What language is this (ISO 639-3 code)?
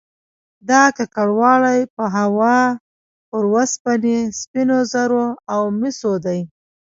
pus